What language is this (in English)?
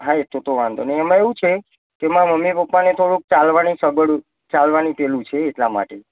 Gujarati